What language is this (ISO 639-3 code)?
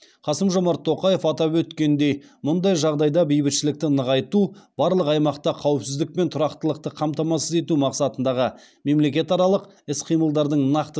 kaz